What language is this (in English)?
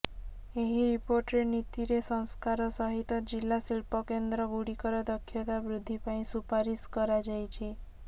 Odia